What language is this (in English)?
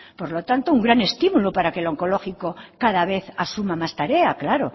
Spanish